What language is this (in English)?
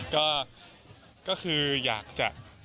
Thai